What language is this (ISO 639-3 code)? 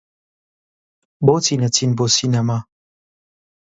ckb